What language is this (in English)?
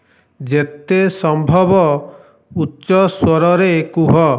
Odia